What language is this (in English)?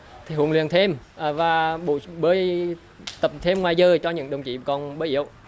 Vietnamese